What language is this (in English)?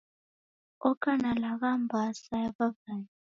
Taita